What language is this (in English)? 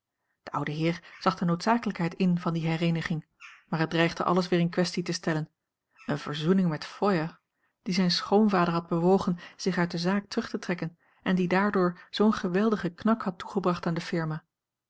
Dutch